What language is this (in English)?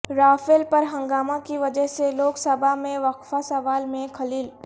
Urdu